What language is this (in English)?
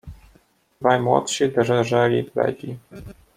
Polish